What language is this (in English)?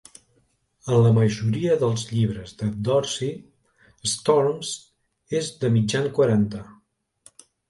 Catalan